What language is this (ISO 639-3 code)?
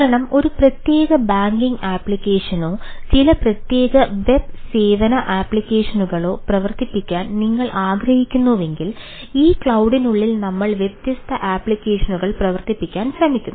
mal